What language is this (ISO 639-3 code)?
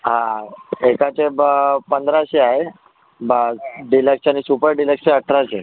mar